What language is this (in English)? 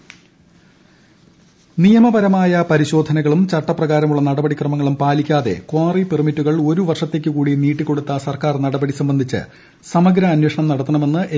Malayalam